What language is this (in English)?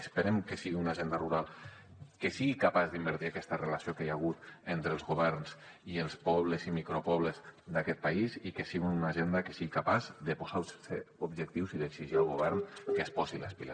Catalan